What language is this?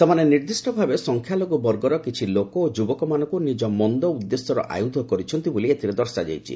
Odia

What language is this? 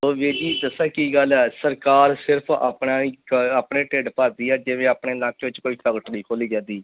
Punjabi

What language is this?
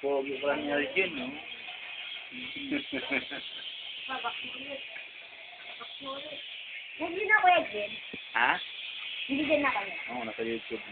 Greek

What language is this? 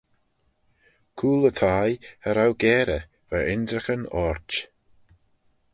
Manx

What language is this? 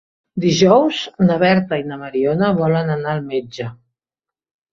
Catalan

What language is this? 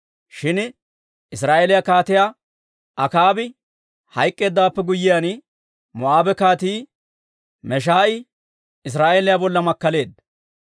Dawro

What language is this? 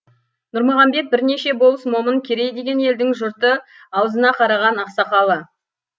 Kazakh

